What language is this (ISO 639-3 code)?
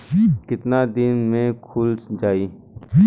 bho